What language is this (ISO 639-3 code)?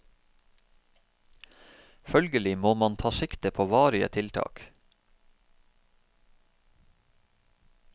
nor